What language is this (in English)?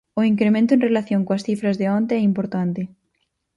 Galician